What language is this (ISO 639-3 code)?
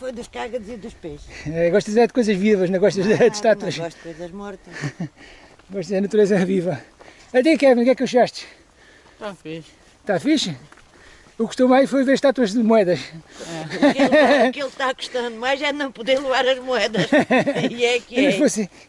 por